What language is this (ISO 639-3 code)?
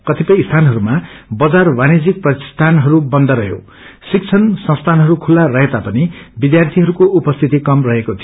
nep